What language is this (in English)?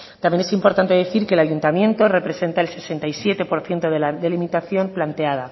Spanish